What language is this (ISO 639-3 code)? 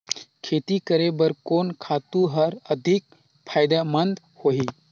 hne